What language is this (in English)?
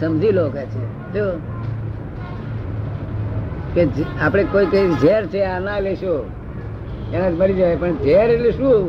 Gujarati